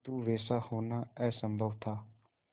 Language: Hindi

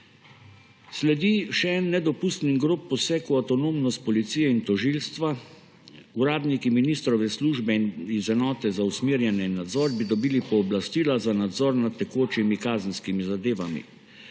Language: Slovenian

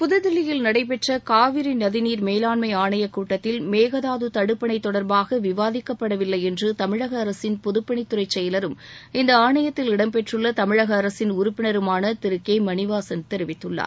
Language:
Tamil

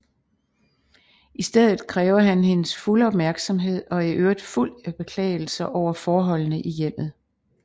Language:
Danish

